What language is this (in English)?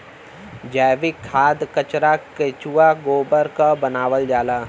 Bhojpuri